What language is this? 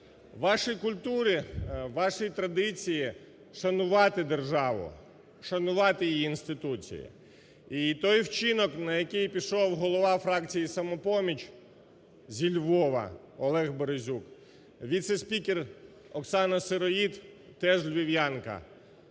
Ukrainian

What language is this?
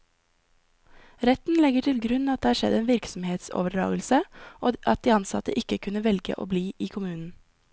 Norwegian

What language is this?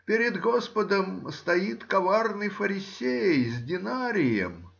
Russian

